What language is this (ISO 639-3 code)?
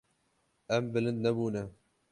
kur